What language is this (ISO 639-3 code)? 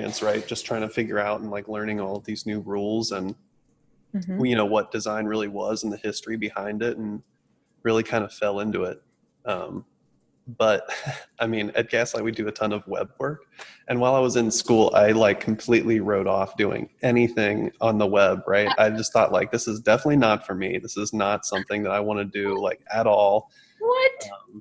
eng